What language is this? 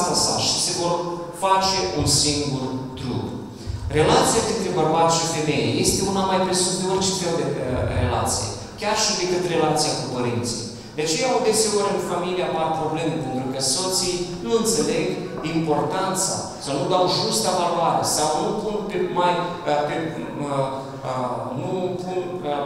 Romanian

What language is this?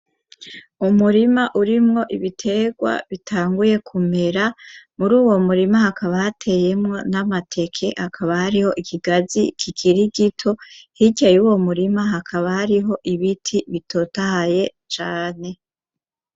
Rundi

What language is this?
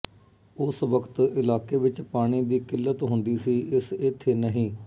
Punjabi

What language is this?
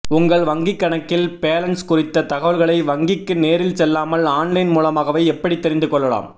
Tamil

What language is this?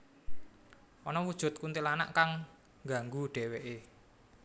Javanese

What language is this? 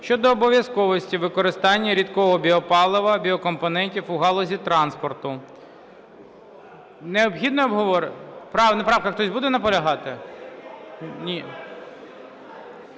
Ukrainian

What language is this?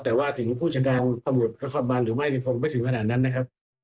Thai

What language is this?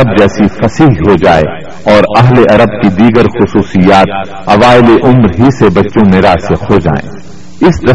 Urdu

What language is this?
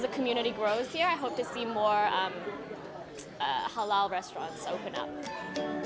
Indonesian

